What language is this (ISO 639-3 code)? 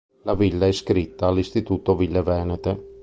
ita